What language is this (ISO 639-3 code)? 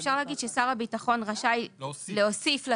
heb